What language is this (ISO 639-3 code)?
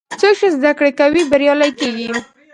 pus